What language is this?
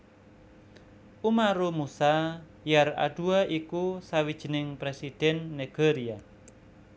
Javanese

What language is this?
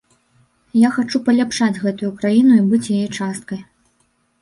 Belarusian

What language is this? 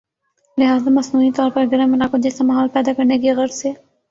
Urdu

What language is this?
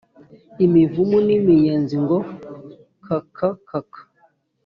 Kinyarwanda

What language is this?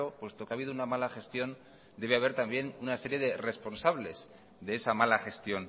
Spanish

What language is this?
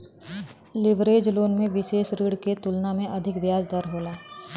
Bhojpuri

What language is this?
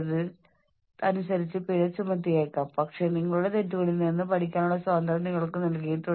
Malayalam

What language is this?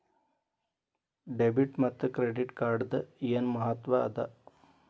Kannada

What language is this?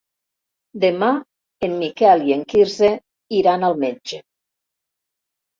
Catalan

